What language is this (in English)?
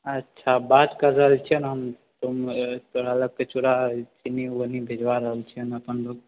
Maithili